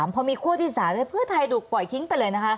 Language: Thai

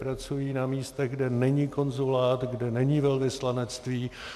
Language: Czech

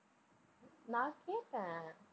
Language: Tamil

